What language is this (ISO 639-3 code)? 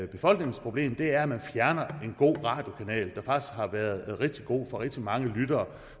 dan